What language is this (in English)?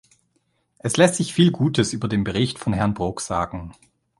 German